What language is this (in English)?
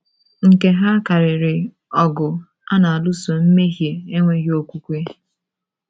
Igbo